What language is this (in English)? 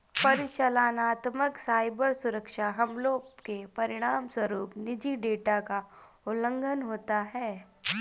Hindi